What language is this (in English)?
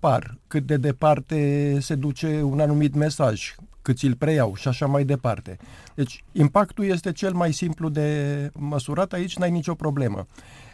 Romanian